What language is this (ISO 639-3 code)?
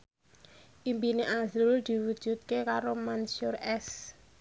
jav